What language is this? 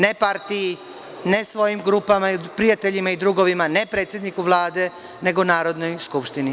Serbian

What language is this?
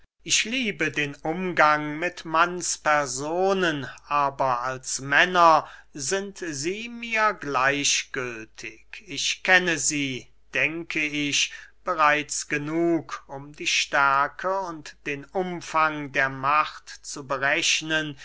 German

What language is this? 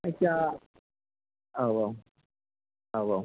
Bodo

